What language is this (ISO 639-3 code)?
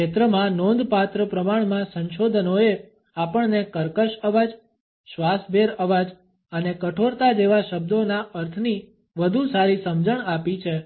guj